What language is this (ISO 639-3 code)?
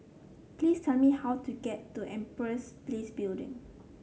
eng